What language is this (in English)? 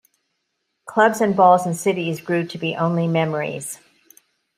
English